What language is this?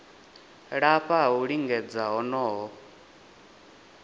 Venda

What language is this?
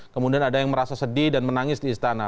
Indonesian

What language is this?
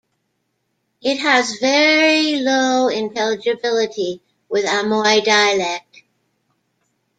English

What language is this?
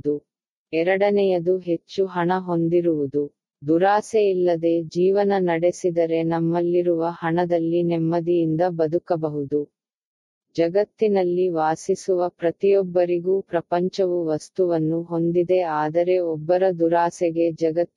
Tamil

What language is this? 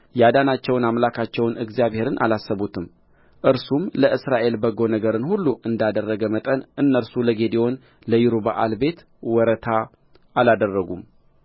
Amharic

